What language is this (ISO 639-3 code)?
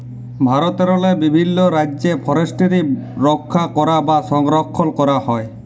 ben